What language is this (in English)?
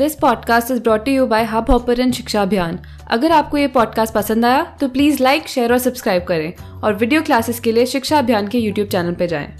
Hindi